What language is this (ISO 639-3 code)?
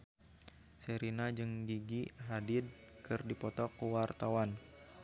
sun